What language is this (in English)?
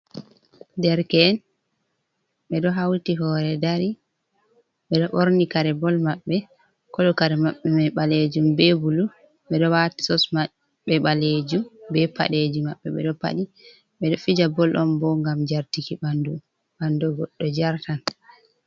Fula